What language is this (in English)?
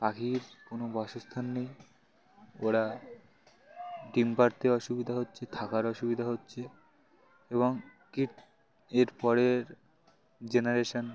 Bangla